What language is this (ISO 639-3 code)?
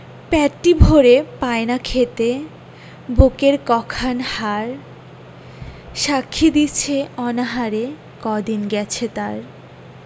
ben